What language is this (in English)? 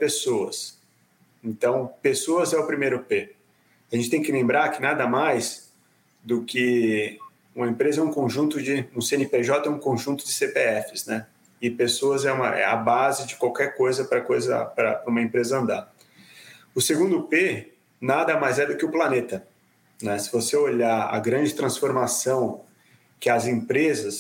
Portuguese